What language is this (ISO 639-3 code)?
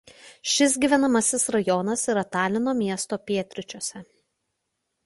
lit